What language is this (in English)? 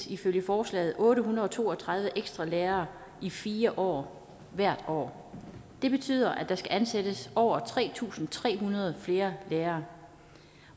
Danish